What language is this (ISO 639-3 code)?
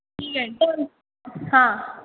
mar